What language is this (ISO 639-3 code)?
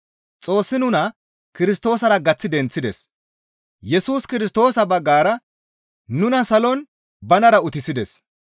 gmv